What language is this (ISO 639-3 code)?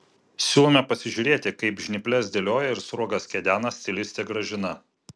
lit